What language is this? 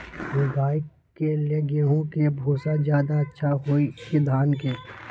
Magahi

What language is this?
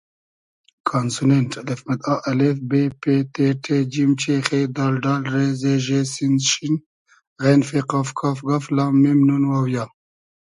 Hazaragi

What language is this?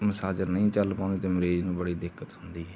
Punjabi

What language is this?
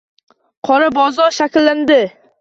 Uzbek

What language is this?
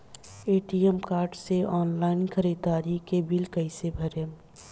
Bhojpuri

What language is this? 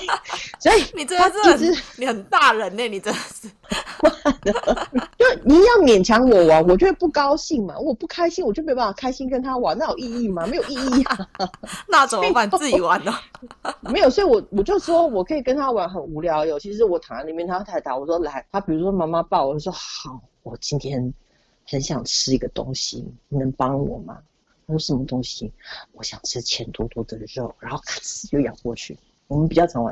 Chinese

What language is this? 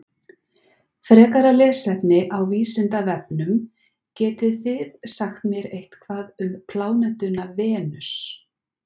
Icelandic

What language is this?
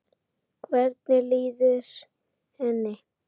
Icelandic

